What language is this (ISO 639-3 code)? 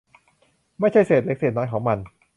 tha